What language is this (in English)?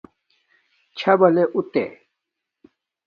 Domaaki